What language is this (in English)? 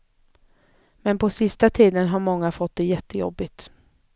Swedish